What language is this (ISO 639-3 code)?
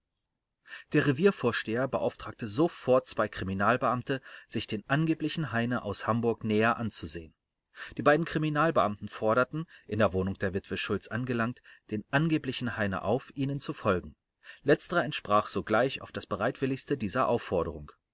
deu